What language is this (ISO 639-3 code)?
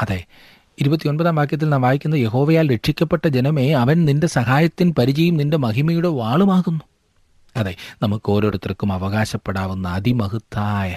mal